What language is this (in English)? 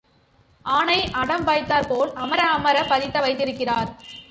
Tamil